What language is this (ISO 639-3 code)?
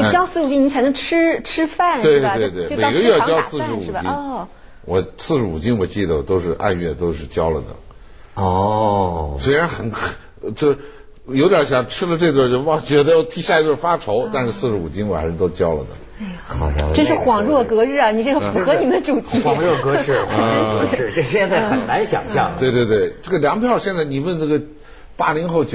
zho